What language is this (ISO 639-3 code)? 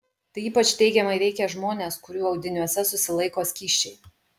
lit